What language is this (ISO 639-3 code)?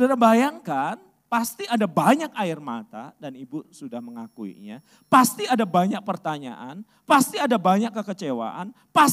ind